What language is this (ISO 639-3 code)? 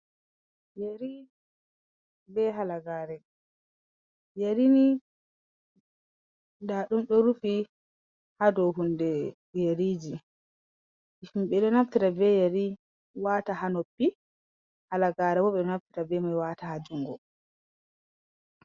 ful